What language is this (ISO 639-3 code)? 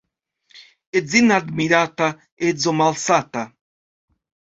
epo